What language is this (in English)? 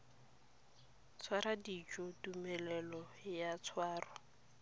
Tswana